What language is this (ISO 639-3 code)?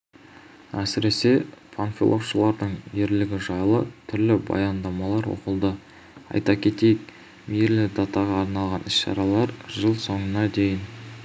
kaz